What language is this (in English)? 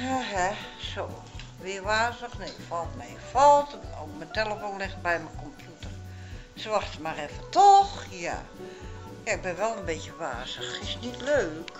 Dutch